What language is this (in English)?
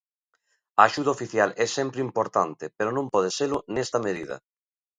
Galician